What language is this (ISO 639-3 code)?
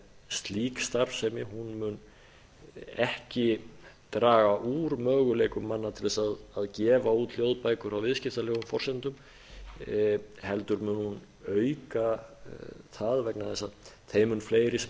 isl